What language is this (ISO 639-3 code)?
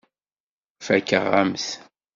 kab